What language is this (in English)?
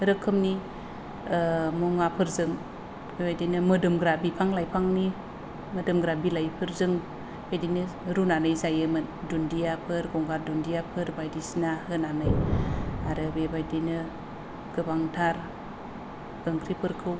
Bodo